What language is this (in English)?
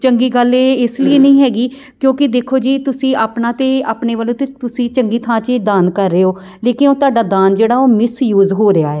Punjabi